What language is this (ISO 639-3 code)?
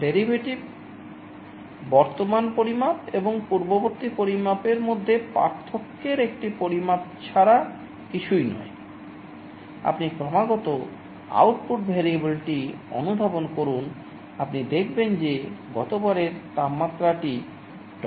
ben